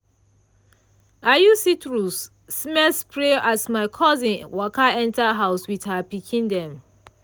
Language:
Nigerian Pidgin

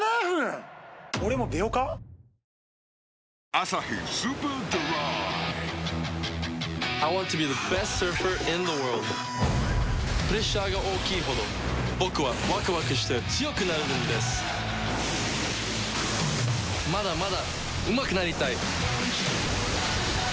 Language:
Japanese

